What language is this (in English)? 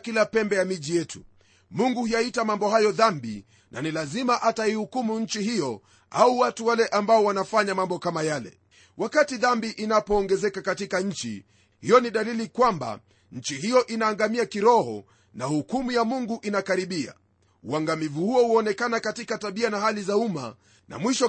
Swahili